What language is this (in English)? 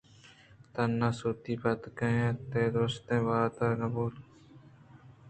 Eastern Balochi